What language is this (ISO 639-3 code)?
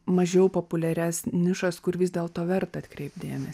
lit